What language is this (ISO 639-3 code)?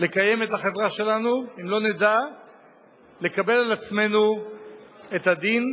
heb